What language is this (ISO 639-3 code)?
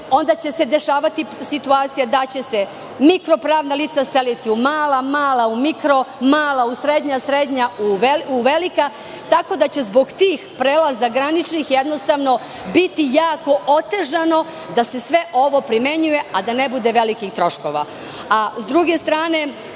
srp